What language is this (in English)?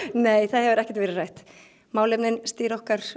Icelandic